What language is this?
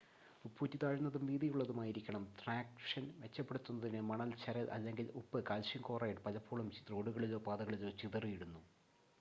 Malayalam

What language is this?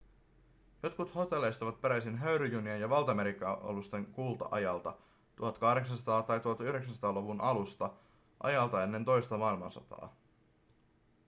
Finnish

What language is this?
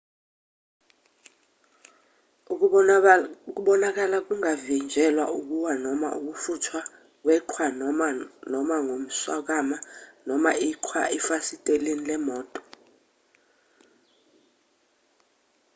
Zulu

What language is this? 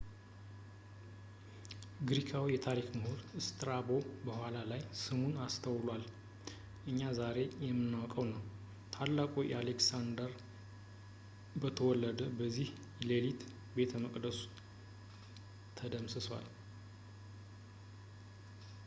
Amharic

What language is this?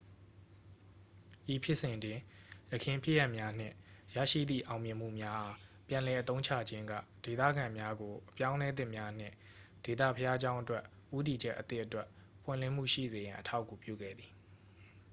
Burmese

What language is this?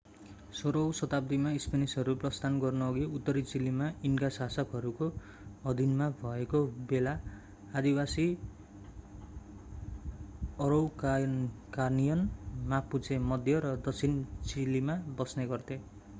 Nepali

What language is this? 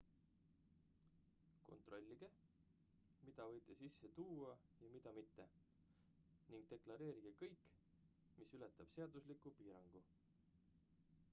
Estonian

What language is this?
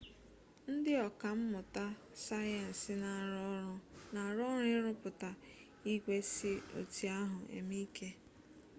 Igbo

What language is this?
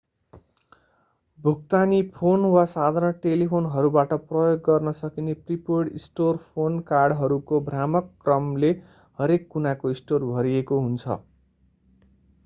Nepali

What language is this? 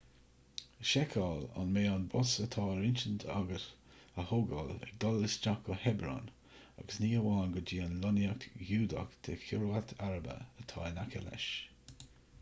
Irish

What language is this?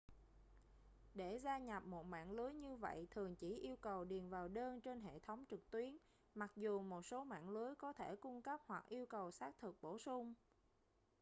Vietnamese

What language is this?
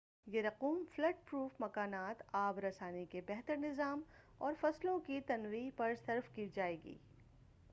Urdu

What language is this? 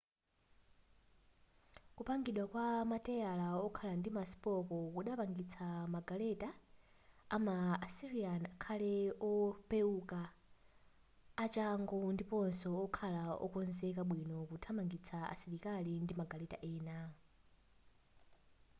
Nyanja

